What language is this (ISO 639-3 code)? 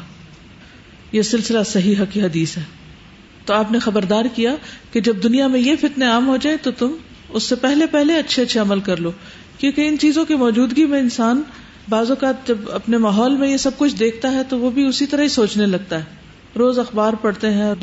urd